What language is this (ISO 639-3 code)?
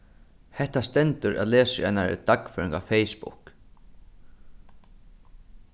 fao